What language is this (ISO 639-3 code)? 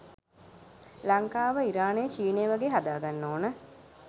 sin